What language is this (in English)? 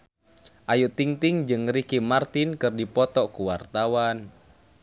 Sundanese